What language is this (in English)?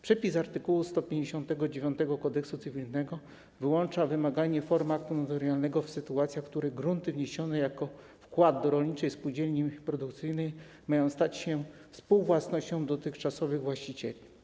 Polish